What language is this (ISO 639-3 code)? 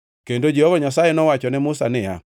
luo